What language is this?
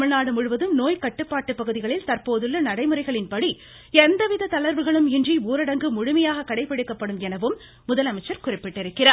Tamil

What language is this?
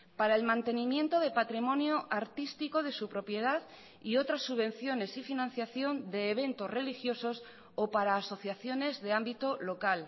Spanish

